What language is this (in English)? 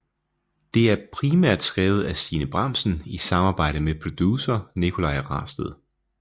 Danish